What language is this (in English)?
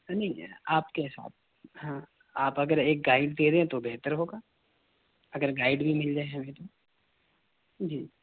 Urdu